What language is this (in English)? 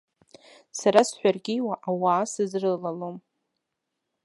Abkhazian